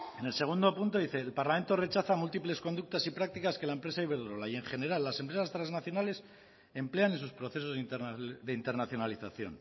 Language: Spanish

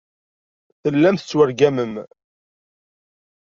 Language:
Kabyle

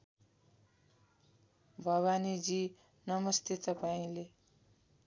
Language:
Nepali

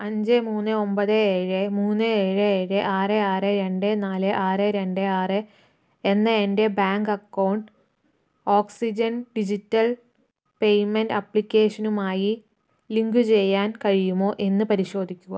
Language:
Malayalam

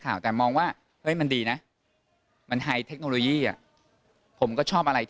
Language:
Thai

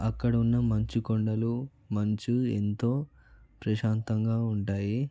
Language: Telugu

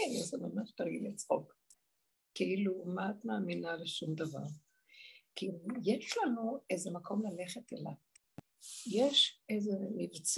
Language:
Hebrew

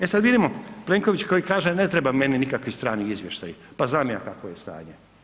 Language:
Croatian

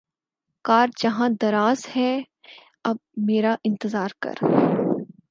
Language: Urdu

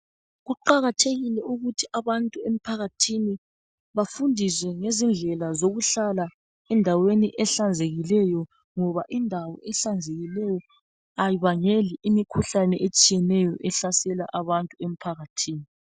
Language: North Ndebele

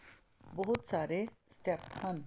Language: Punjabi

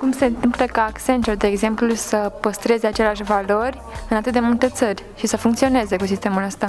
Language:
Romanian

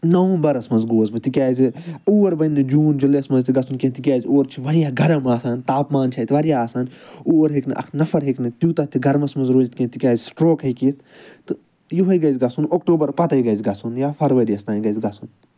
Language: Kashmiri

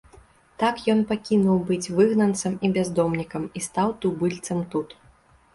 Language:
Belarusian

